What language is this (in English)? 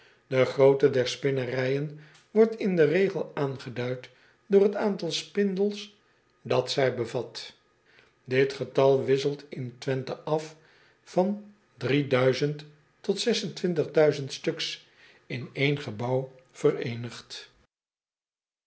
Dutch